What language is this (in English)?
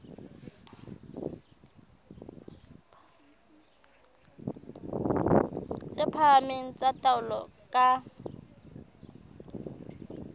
Southern Sotho